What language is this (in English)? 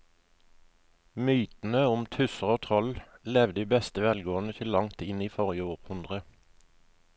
Norwegian